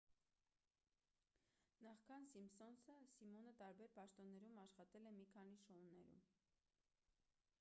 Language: Armenian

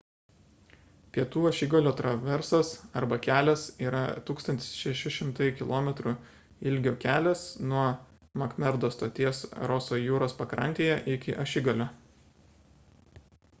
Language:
Lithuanian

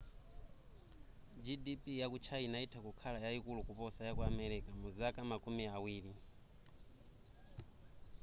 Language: Nyanja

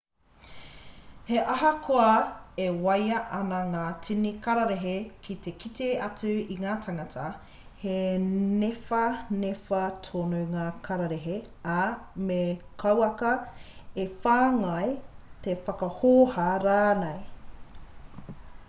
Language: Māori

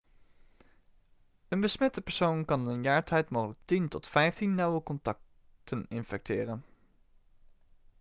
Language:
Dutch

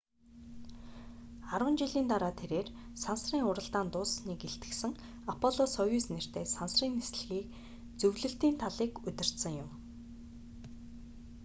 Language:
Mongolian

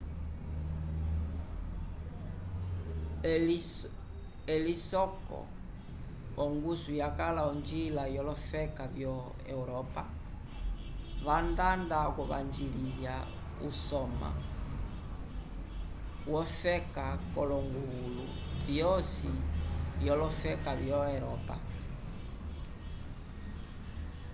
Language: Umbundu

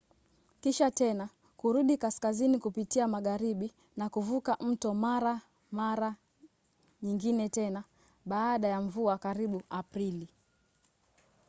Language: Swahili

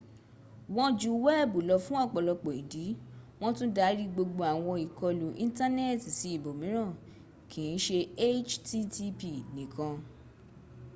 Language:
Yoruba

